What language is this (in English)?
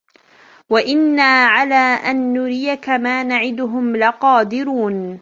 Arabic